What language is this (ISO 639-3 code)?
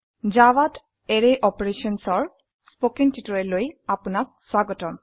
asm